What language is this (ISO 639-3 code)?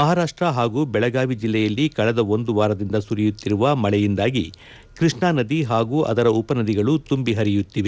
kan